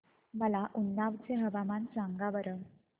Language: Marathi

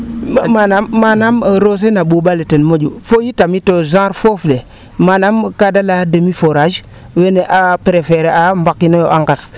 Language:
Serer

